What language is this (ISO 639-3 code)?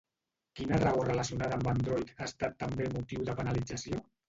cat